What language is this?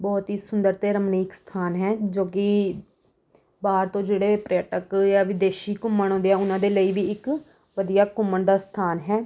Punjabi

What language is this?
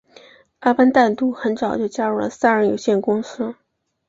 Chinese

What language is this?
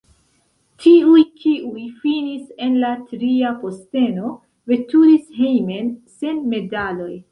Esperanto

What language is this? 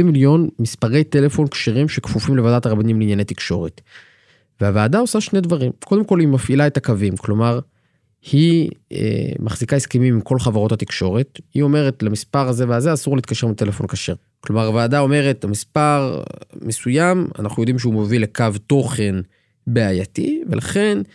Hebrew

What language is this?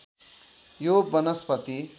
Nepali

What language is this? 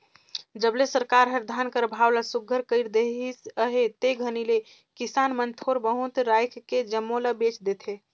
Chhattisgarhi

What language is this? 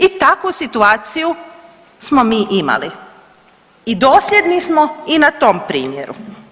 Croatian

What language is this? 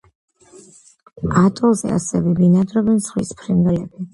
Georgian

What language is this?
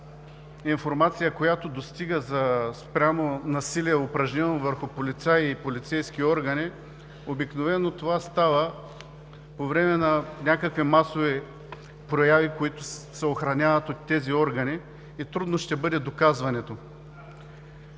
Bulgarian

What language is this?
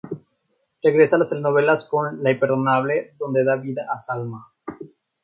Spanish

